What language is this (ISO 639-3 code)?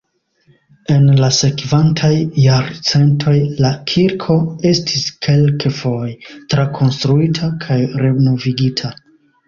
epo